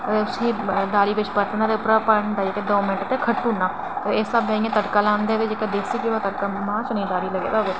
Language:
Dogri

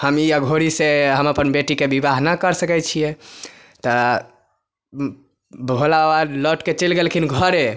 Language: Maithili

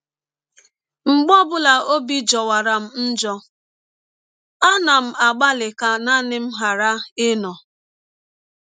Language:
Igbo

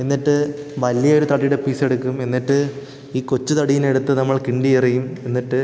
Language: Malayalam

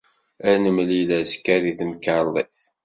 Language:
Kabyle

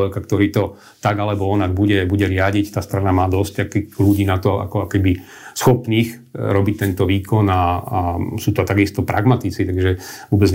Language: Slovak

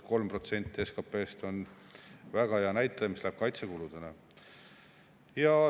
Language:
Estonian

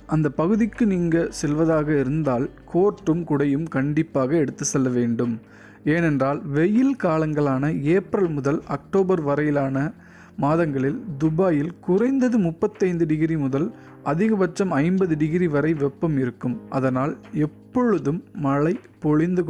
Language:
Tamil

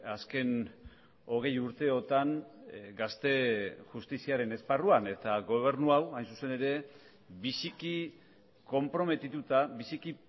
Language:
Basque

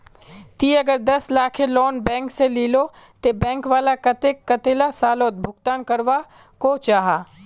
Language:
Magahi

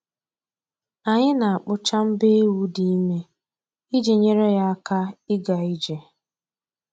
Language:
Igbo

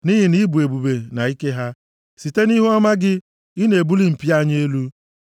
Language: Igbo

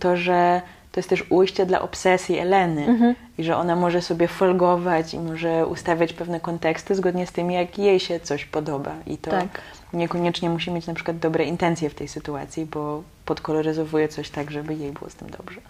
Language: Polish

